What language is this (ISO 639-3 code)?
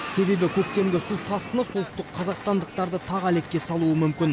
kaz